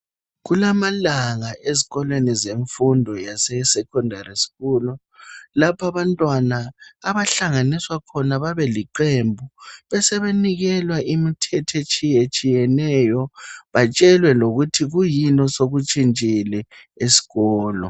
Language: North Ndebele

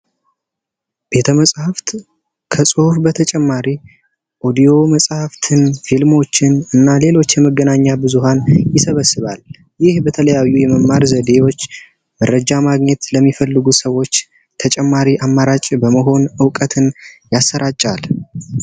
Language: Amharic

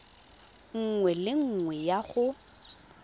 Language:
Tswana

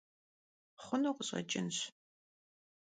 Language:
Kabardian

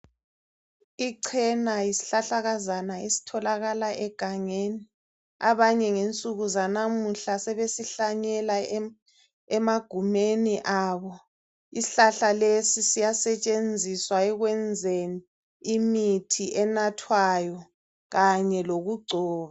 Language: North Ndebele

